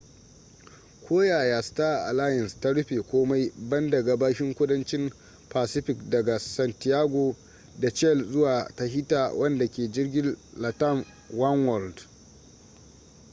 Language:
Hausa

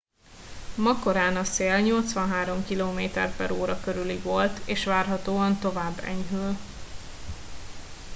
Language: Hungarian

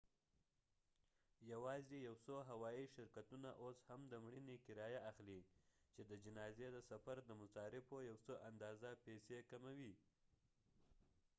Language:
Pashto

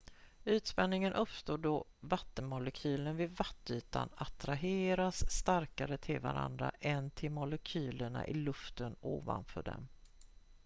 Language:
Swedish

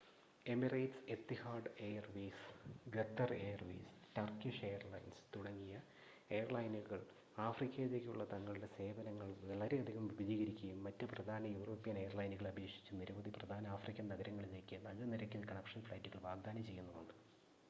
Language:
Malayalam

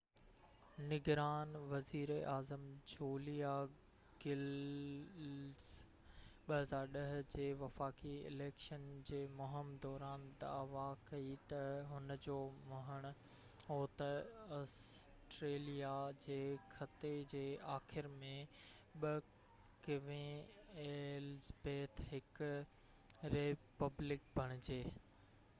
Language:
Sindhi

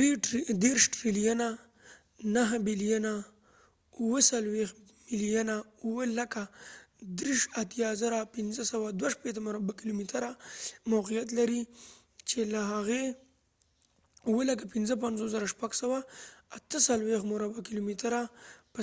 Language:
Pashto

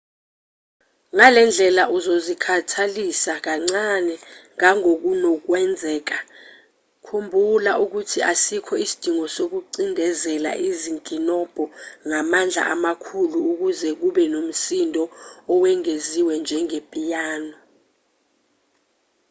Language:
Zulu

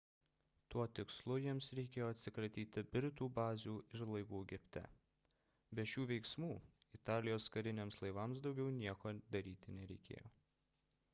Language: Lithuanian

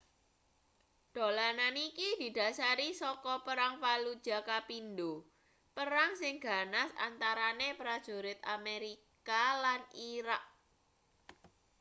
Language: Javanese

